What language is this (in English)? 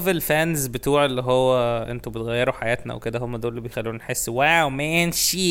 Arabic